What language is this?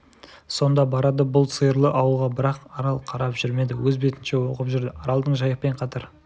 Kazakh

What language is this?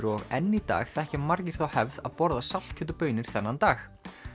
Icelandic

